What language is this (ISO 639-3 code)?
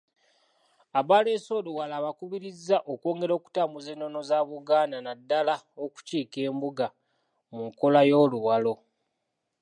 lug